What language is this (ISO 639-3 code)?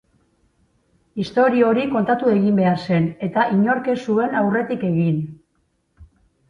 eus